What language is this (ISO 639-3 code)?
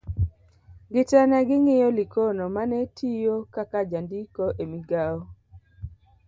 luo